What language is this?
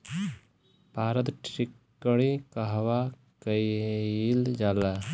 Bhojpuri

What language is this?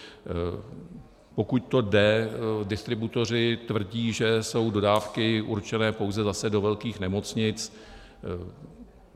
Czech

